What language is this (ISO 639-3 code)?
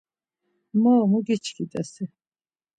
lzz